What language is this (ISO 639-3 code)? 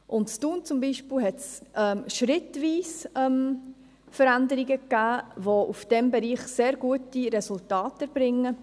gsw